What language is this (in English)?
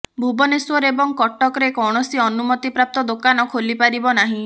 Odia